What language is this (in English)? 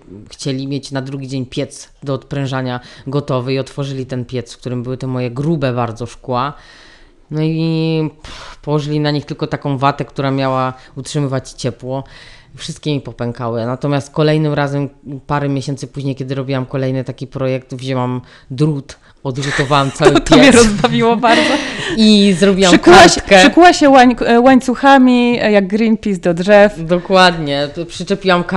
Polish